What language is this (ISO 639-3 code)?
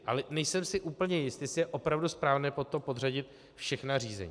ces